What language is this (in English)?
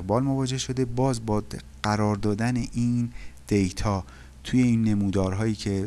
Persian